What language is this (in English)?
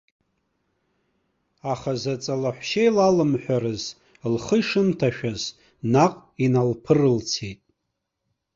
Abkhazian